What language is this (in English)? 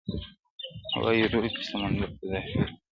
Pashto